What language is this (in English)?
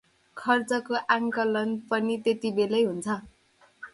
Nepali